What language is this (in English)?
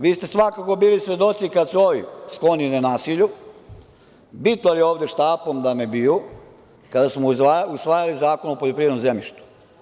Serbian